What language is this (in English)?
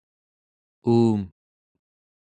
Central Yupik